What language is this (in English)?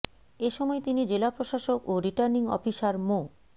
Bangla